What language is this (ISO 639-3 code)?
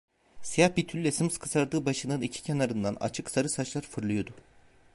tur